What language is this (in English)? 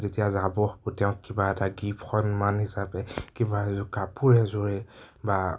Assamese